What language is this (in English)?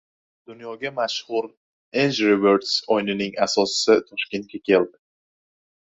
Uzbek